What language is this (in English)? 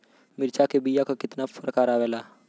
Bhojpuri